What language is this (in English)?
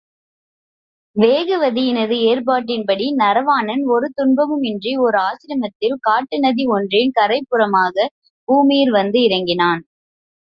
Tamil